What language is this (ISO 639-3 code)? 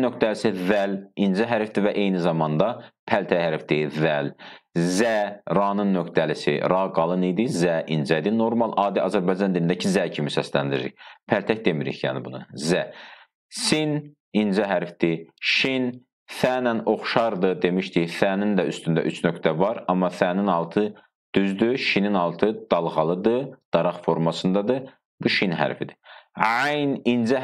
tur